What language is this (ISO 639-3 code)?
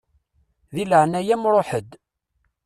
kab